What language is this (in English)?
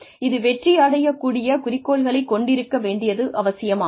Tamil